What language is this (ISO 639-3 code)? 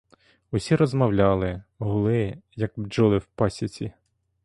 ukr